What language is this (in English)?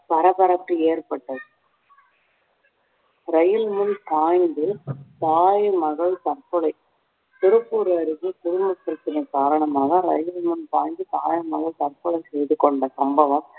Tamil